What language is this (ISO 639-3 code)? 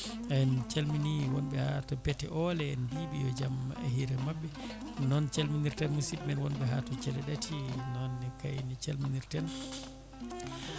ful